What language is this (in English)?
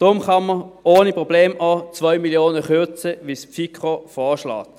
Swiss German